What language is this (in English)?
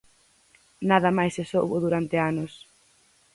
Galician